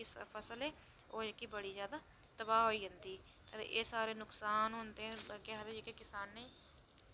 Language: Dogri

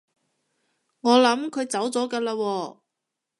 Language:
Cantonese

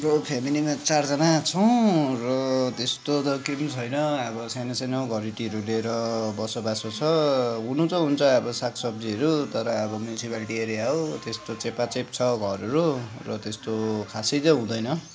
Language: Nepali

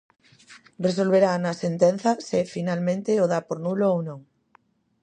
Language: Galician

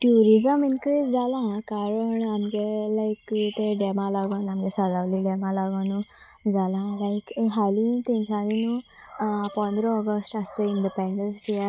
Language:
Konkani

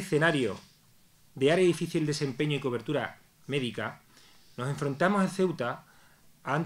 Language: Spanish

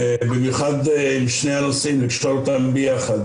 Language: Hebrew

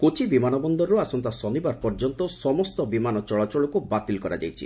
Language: Odia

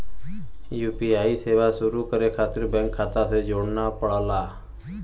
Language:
Bhojpuri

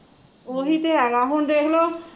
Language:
Punjabi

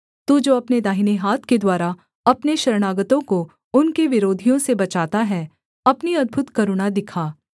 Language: Hindi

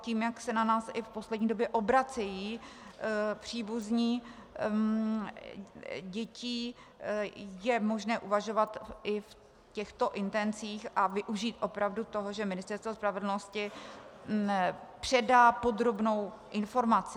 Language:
Czech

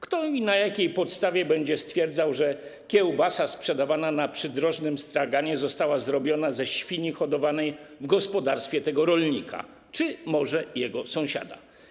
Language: Polish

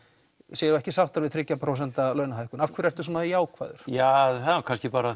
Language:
Icelandic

